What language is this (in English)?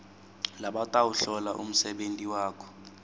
Swati